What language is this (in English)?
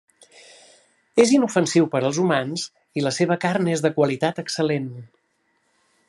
Catalan